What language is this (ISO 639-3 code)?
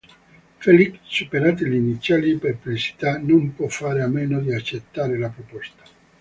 ita